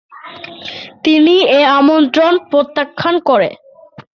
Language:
Bangla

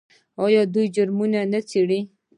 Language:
Pashto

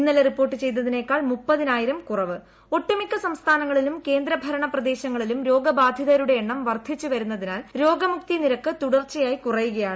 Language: Malayalam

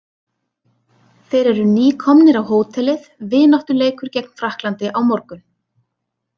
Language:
Icelandic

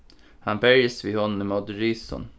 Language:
Faroese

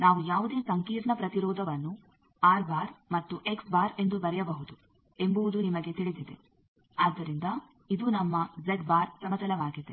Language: Kannada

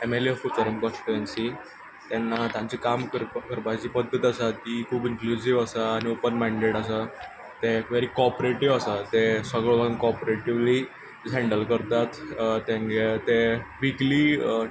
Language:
Konkani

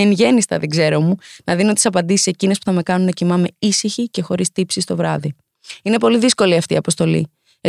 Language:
Greek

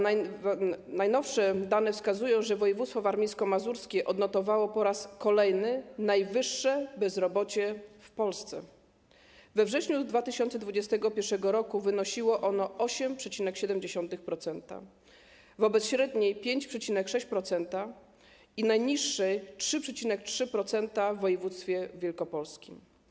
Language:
Polish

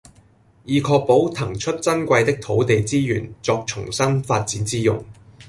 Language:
Cantonese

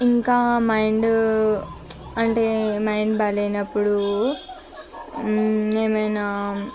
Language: Telugu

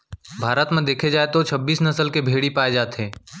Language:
Chhattisgarhi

